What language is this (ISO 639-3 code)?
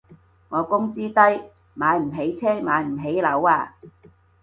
yue